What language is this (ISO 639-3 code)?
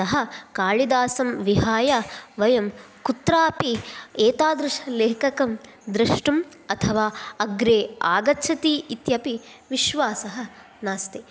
san